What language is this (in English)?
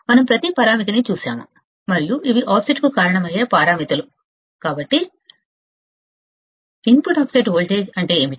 Telugu